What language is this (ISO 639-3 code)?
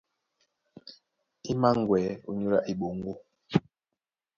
dua